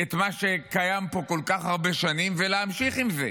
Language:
Hebrew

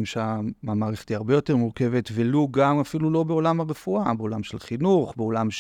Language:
Hebrew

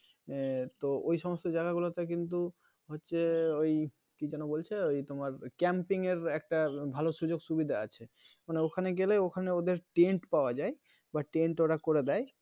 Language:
Bangla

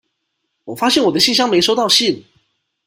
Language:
Chinese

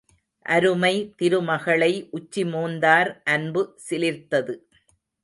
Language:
Tamil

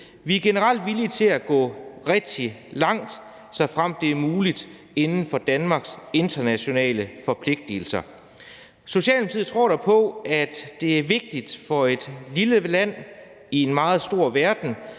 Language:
Danish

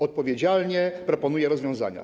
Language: Polish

